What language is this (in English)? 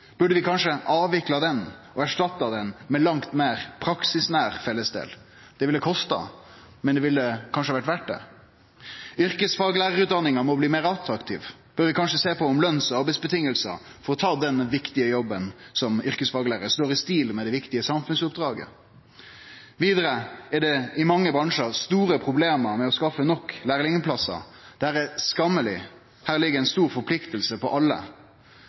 Norwegian Nynorsk